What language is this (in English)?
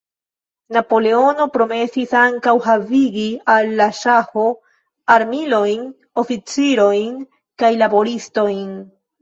Esperanto